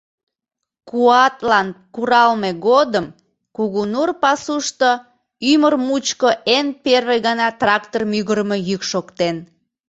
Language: Mari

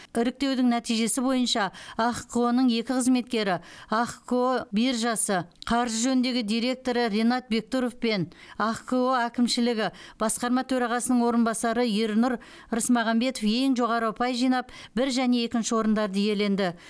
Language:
Kazakh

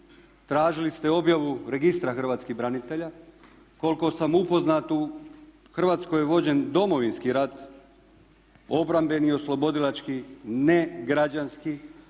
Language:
Croatian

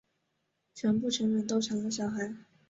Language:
Chinese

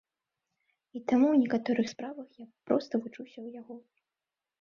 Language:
Belarusian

